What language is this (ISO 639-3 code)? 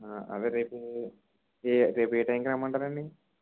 tel